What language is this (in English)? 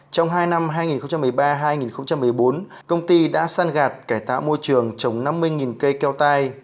Vietnamese